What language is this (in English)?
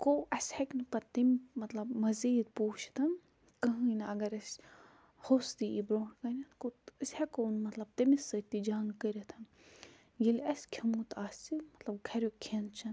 Kashmiri